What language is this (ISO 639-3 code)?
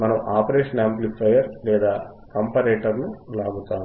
tel